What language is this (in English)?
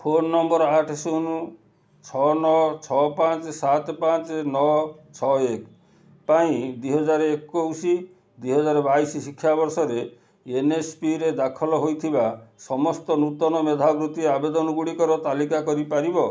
Odia